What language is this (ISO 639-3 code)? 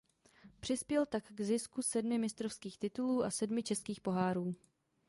ces